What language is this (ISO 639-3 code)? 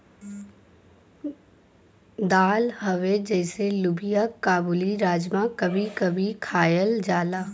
bho